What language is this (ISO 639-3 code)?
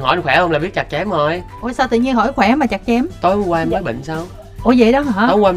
vie